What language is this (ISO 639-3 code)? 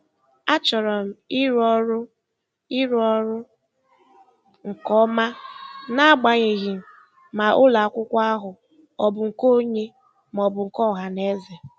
ibo